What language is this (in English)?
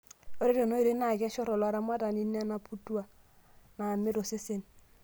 Masai